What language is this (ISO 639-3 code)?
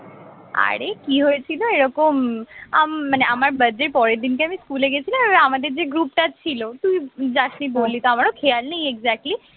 ben